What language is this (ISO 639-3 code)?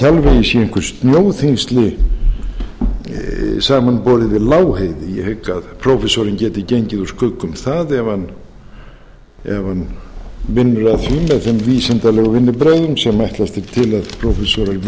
isl